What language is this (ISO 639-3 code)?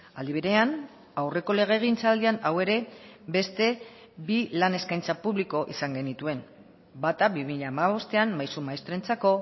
eus